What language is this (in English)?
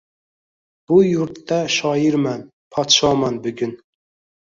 Uzbek